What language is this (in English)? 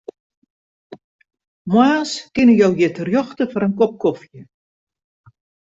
Western Frisian